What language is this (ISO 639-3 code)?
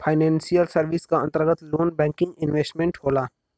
bho